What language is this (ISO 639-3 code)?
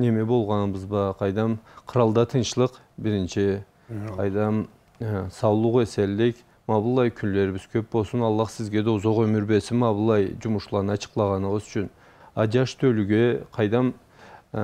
tur